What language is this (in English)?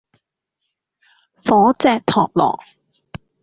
Cantonese